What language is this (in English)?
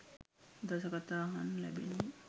Sinhala